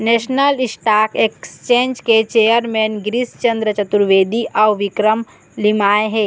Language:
Chhattisgarhi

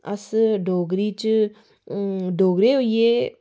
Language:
Dogri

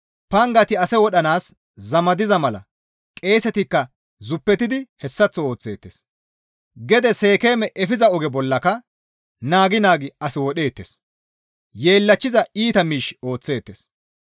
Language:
Gamo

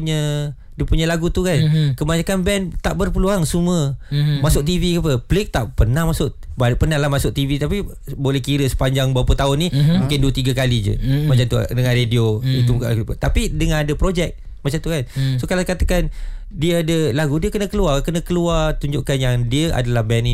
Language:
Malay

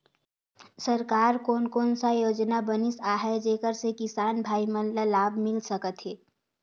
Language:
Chhattisgarhi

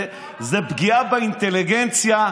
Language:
Hebrew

